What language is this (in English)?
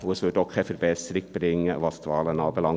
Swiss German